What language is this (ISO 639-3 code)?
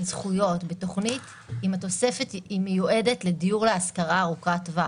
heb